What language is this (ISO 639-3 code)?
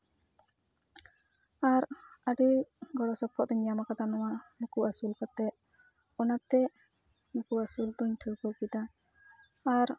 sat